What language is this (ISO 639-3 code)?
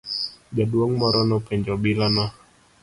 luo